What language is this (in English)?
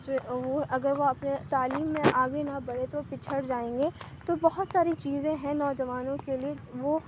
Urdu